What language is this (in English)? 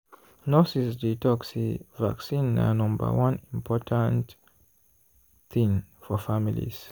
Nigerian Pidgin